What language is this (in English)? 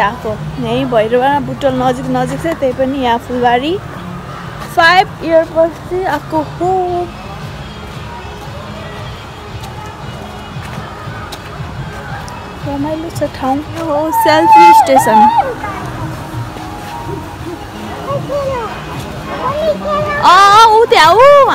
Korean